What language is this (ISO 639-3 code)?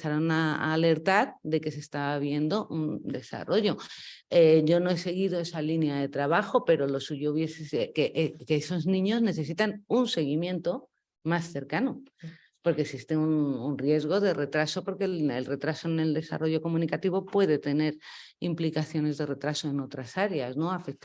spa